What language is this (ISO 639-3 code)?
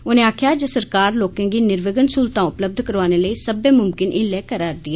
doi